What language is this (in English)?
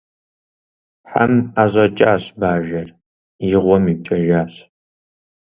Kabardian